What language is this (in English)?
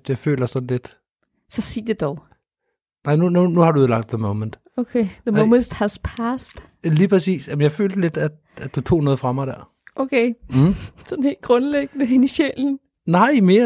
Danish